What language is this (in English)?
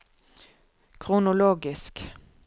Norwegian